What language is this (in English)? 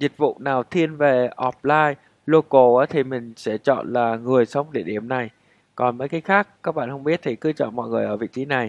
Vietnamese